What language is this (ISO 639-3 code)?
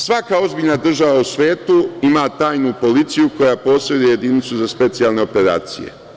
srp